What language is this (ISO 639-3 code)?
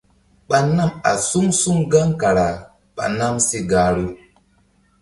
mdd